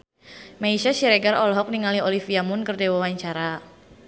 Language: Sundanese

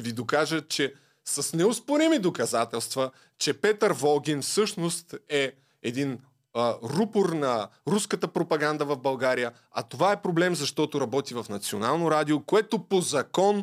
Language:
Bulgarian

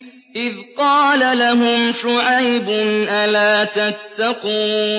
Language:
Arabic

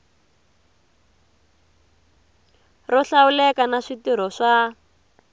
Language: Tsonga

